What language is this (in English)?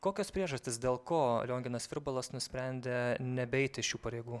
Lithuanian